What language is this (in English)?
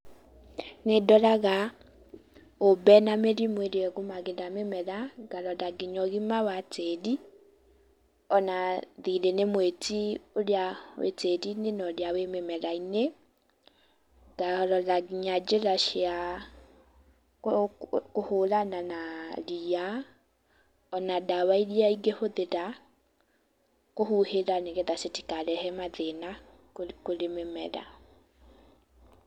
Kikuyu